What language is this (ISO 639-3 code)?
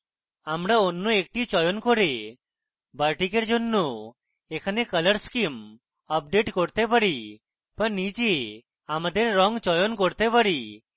ben